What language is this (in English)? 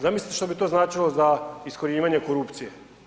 Croatian